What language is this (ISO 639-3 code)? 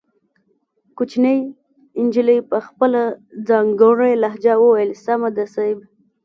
pus